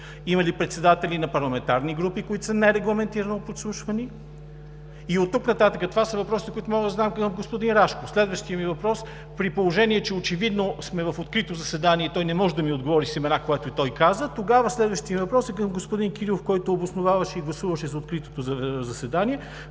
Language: Bulgarian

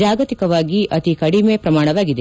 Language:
Kannada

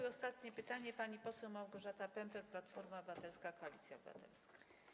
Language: Polish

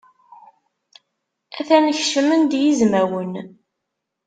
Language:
Kabyle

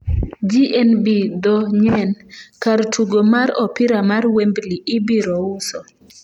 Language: Luo (Kenya and Tanzania)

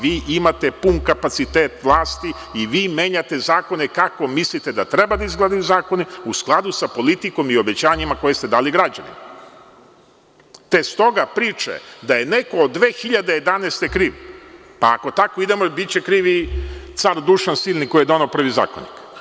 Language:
Serbian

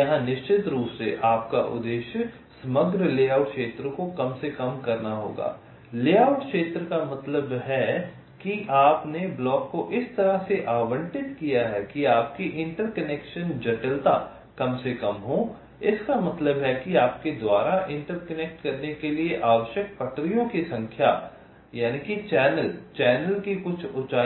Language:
Hindi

